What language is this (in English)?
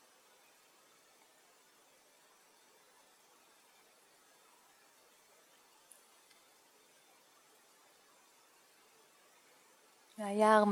Hebrew